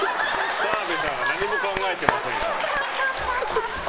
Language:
Japanese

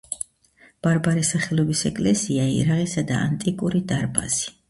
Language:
Georgian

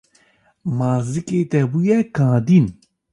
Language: Kurdish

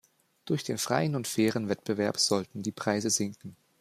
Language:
German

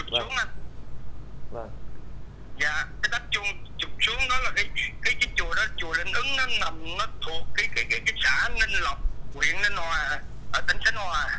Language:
Vietnamese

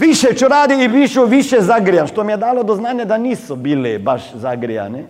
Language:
Croatian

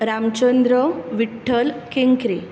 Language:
Konkani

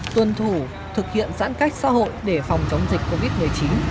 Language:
Vietnamese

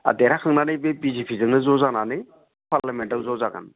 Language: Bodo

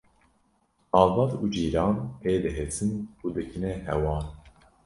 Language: Kurdish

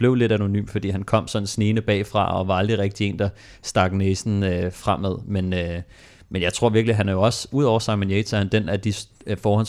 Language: Danish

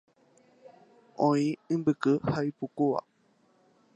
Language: Guarani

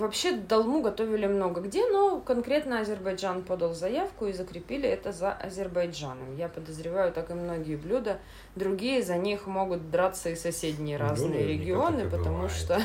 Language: Russian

